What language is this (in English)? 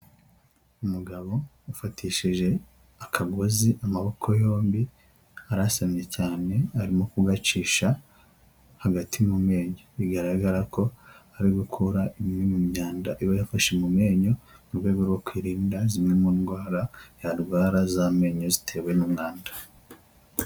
Kinyarwanda